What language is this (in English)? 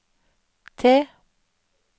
Norwegian